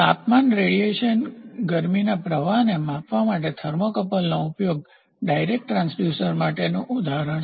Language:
Gujarati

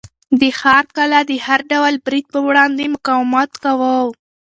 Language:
Pashto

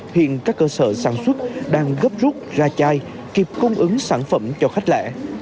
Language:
Vietnamese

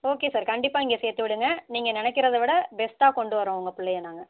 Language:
Tamil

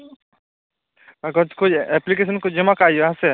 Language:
Santali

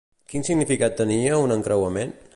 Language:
Catalan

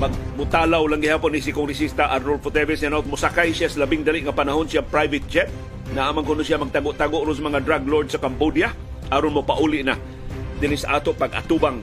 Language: Filipino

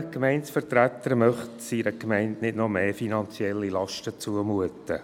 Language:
Swiss German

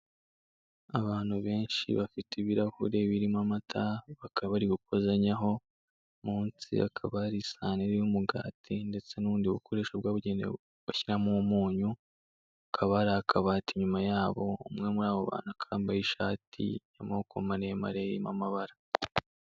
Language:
Kinyarwanda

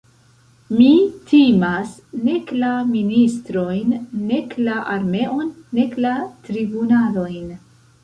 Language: Esperanto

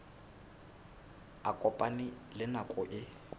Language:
Southern Sotho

